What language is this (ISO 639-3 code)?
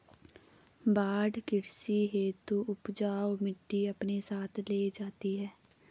hin